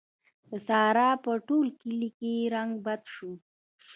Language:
Pashto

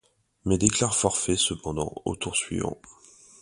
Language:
French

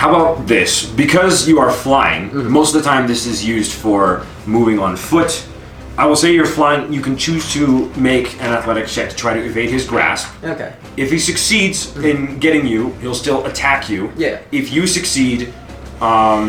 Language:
English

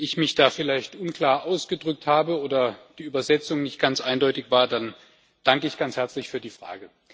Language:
German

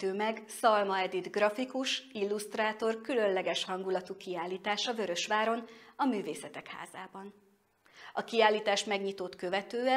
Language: Hungarian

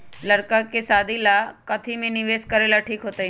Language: Magahi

